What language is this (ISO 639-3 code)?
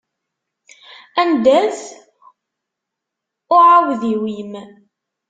kab